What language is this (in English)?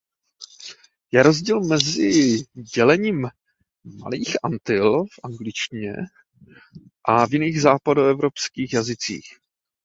Czech